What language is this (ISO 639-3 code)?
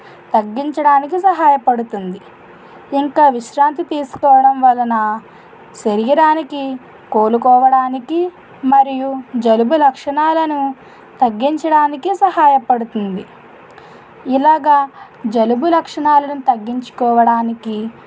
tel